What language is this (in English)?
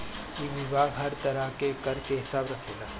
Bhojpuri